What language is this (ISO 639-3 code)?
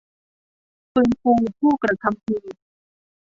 tha